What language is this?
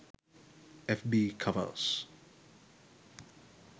Sinhala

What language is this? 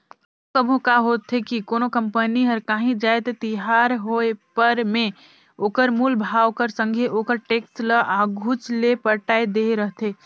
Chhattisgarhi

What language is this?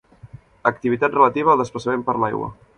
Catalan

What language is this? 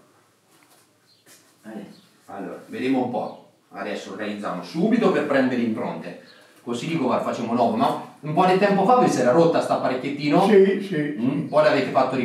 Italian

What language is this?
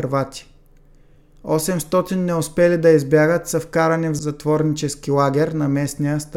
Bulgarian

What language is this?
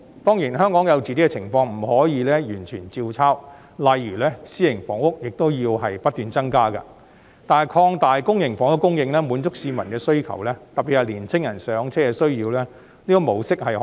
Cantonese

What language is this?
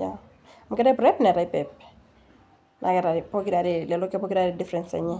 Masai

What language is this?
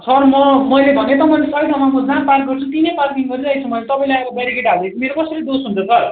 Nepali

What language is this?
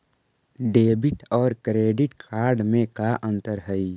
Magahi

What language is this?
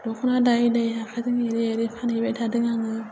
Bodo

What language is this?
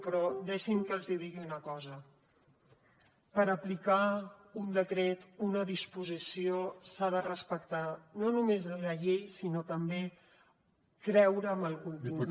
Catalan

